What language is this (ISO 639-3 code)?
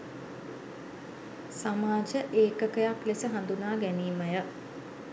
sin